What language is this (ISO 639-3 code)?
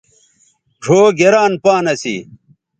btv